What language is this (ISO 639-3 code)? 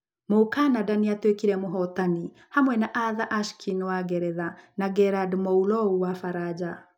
kik